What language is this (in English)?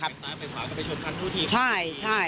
Thai